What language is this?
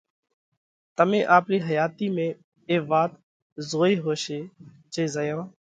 Parkari Koli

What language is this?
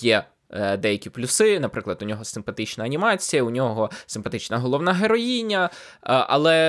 Ukrainian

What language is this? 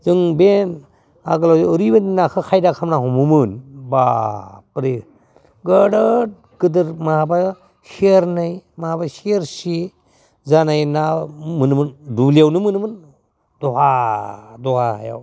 Bodo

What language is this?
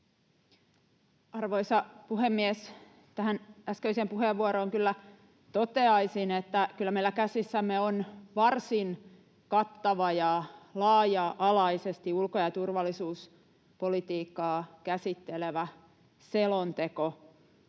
Finnish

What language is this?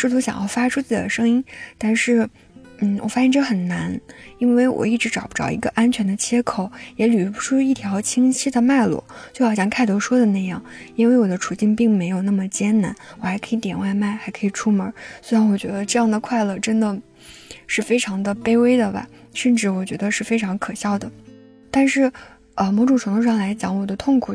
Chinese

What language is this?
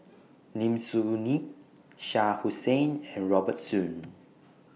English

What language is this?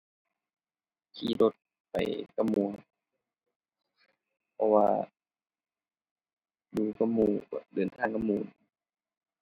Thai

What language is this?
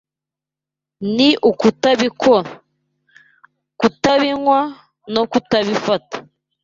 Kinyarwanda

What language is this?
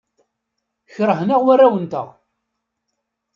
Kabyle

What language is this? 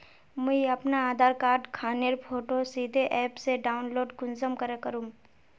Magahi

